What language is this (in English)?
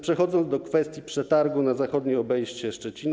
Polish